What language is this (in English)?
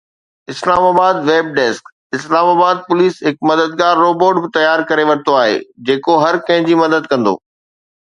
Sindhi